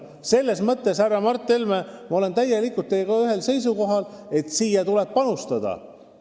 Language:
Estonian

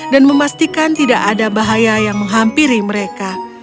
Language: Indonesian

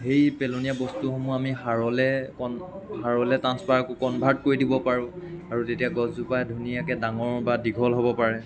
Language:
Assamese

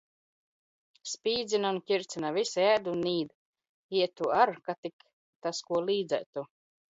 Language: Latvian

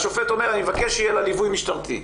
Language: Hebrew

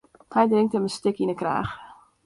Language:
Western Frisian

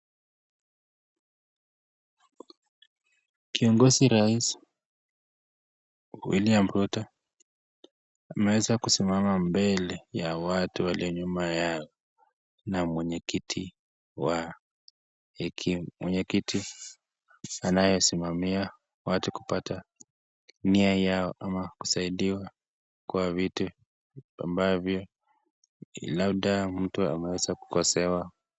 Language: Swahili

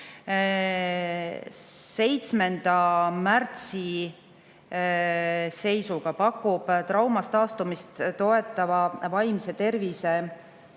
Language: Estonian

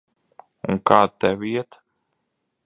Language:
Latvian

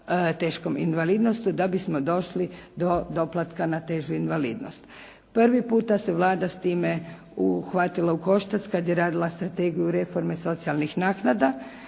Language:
Croatian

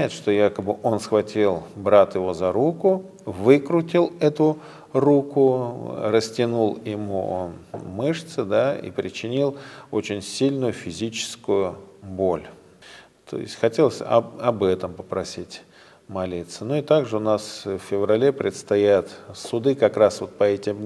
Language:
Russian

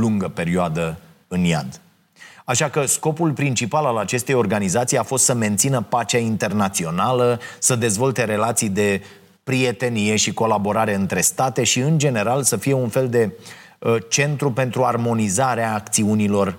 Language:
Romanian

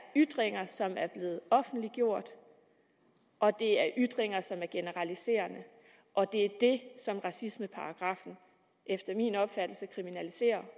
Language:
Danish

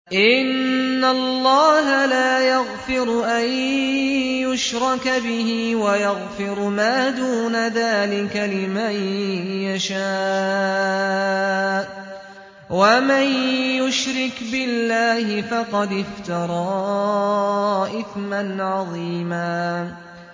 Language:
Arabic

